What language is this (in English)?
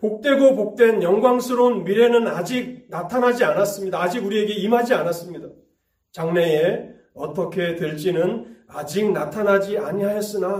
Korean